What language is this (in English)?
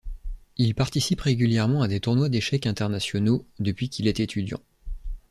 French